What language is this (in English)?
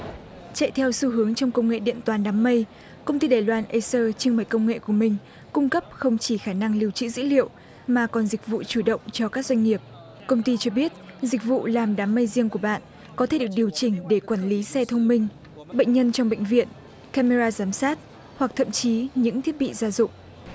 Vietnamese